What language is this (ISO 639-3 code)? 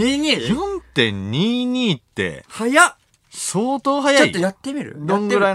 jpn